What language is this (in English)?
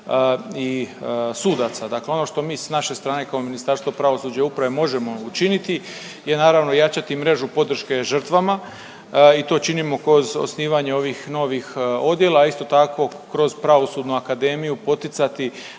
Croatian